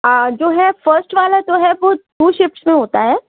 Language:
Urdu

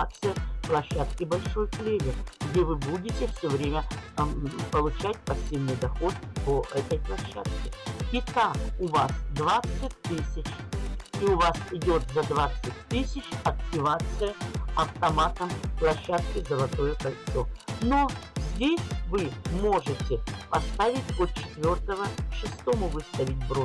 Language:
Russian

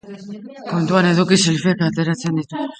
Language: Basque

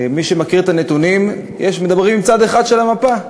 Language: Hebrew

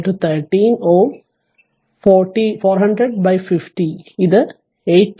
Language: Malayalam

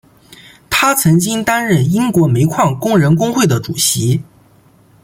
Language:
Chinese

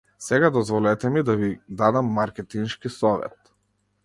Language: Macedonian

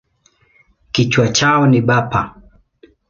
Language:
Swahili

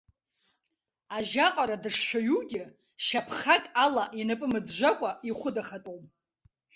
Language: Abkhazian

